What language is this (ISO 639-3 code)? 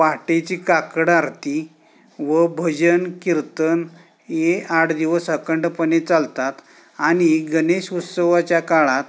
mar